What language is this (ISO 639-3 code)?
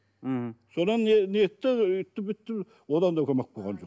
kaz